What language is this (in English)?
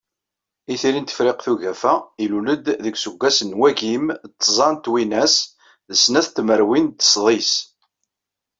Kabyle